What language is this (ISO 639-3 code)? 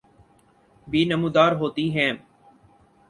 urd